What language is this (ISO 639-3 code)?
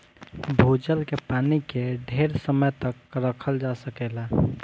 bho